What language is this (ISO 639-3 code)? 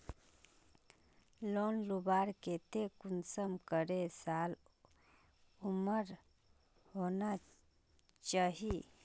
mag